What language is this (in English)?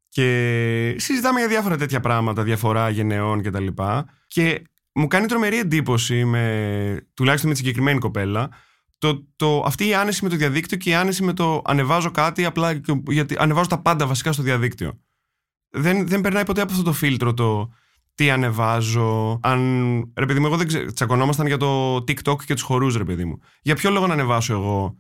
Greek